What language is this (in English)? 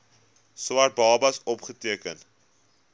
Afrikaans